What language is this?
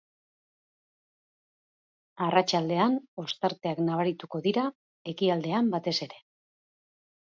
Basque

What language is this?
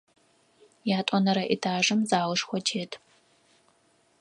Adyghe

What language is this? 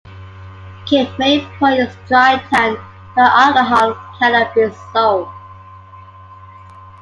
English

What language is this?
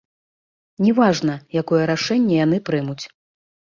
Belarusian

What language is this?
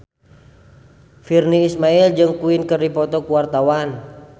Sundanese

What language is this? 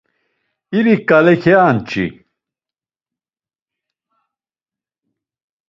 Laz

